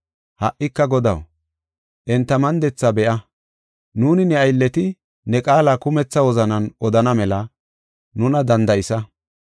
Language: Gofa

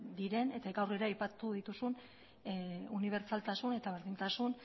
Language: Basque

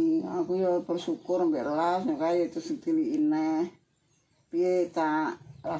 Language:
Indonesian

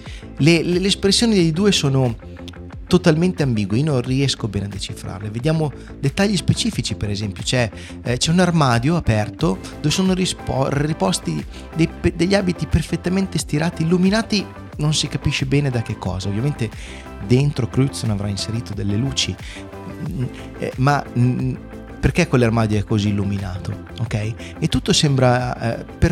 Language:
Italian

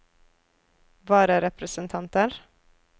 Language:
Norwegian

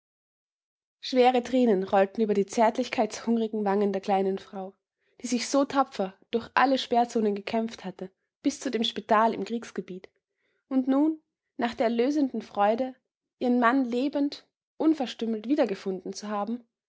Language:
German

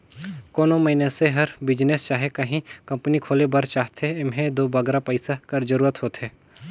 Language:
Chhattisgarhi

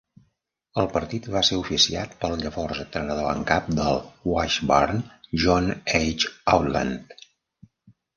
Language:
Catalan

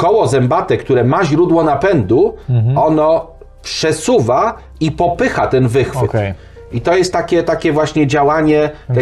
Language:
Polish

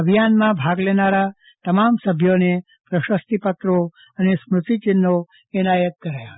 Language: Gujarati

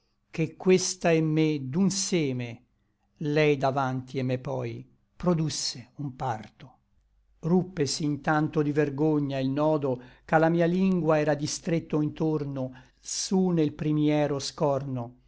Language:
Italian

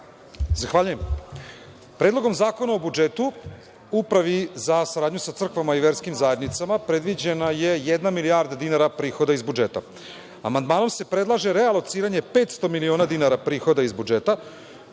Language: Serbian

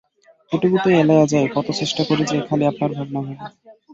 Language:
Bangla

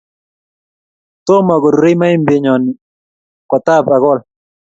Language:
Kalenjin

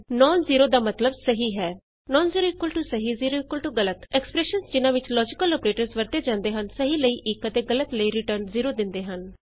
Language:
Punjabi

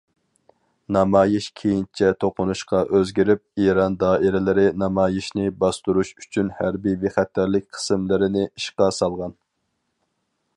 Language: Uyghur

